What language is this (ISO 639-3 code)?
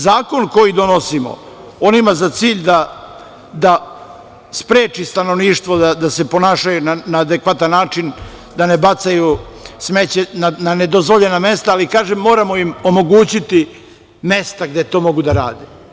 srp